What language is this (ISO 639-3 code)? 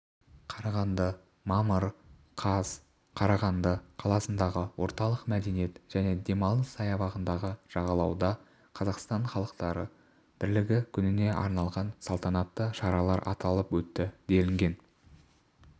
kaz